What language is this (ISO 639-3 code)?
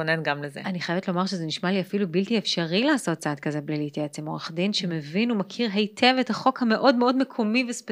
heb